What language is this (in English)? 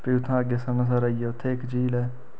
Dogri